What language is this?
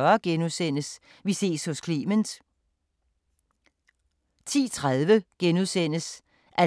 Danish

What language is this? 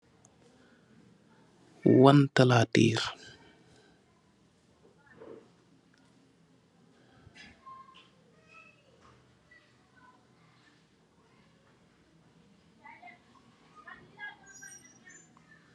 Wolof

